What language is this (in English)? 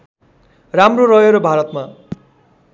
Nepali